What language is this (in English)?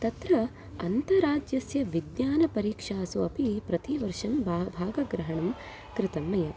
Sanskrit